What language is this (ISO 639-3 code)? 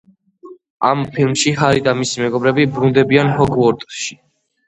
kat